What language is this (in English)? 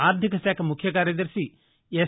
Telugu